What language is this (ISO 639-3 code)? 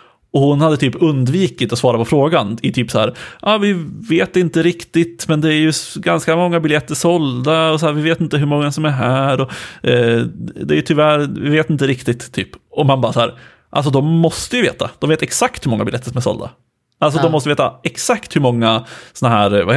swe